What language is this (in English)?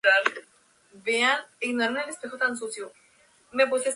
Spanish